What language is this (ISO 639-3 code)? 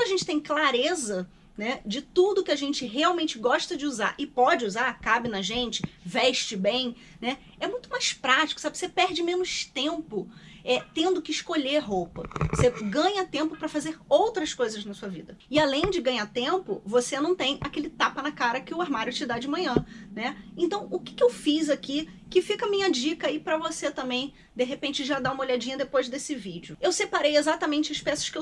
por